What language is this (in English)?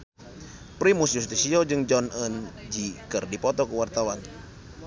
Sundanese